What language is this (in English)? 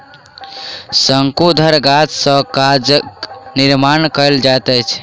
Maithili